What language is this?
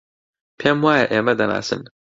Central Kurdish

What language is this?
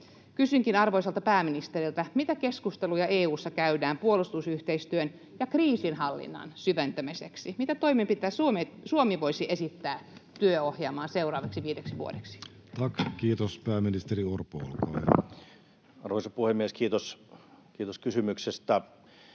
Finnish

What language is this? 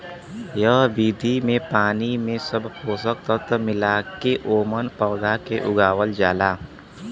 Bhojpuri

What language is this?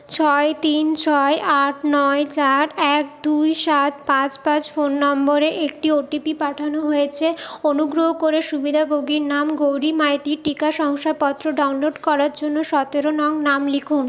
Bangla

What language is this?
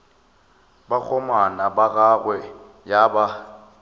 Northern Sotho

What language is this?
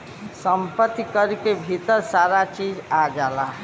Bhojpuri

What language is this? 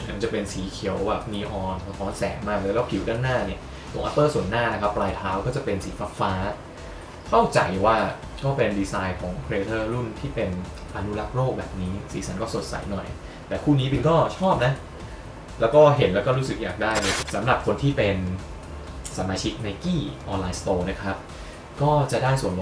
Thai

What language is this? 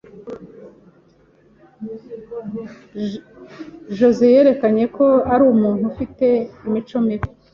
Kinyarwanda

